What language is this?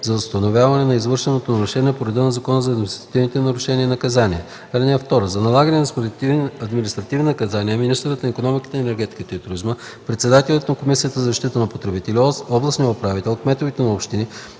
Bulgarian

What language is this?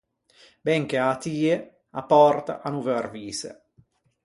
Ligurian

